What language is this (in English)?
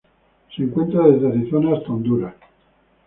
Spanish